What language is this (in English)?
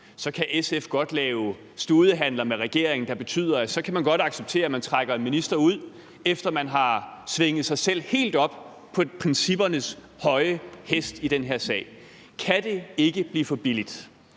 Danish